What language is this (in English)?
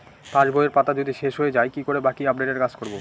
Bangla